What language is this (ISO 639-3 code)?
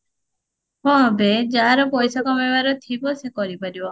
ori